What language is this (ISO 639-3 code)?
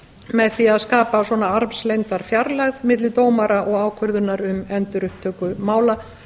isl